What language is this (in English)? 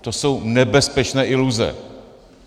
Czech